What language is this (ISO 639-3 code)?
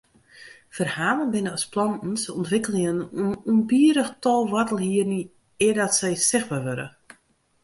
fry